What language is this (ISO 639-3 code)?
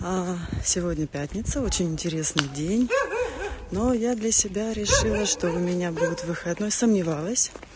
rus